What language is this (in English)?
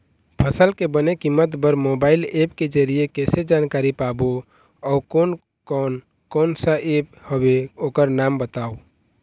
Chhattisgarhi